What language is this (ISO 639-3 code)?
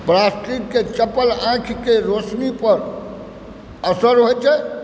mai